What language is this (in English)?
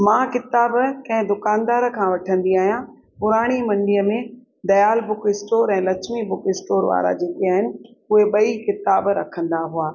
Sindhi